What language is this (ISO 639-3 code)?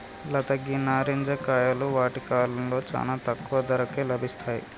tel